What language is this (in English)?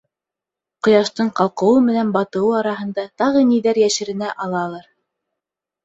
Bashkir